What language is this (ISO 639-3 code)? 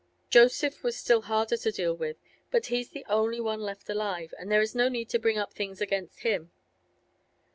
eng